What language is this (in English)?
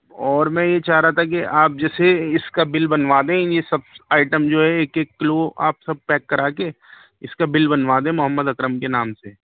Urdu